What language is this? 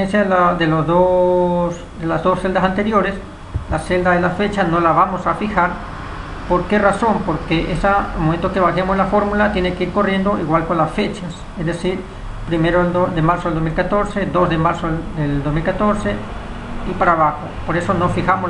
Spanish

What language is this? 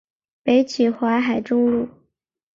Chinese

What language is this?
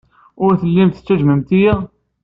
Kabyle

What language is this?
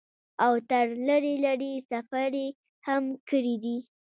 Pashto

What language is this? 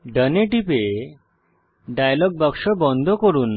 Bangla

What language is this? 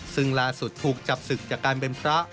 Thai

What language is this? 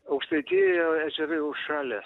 Lithuanian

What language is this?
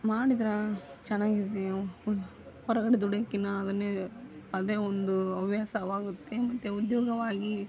Kannada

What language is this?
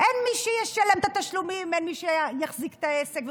Hebrew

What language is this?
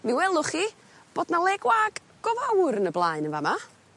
Welsh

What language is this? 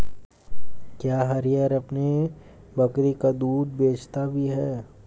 Hindi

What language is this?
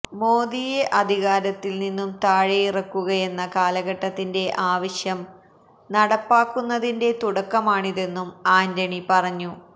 Malayalam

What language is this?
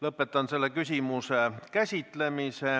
Estonian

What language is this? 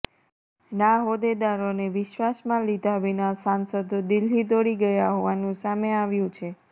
Gujarati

